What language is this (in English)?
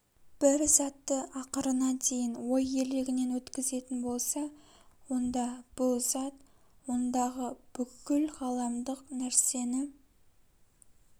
Kazakh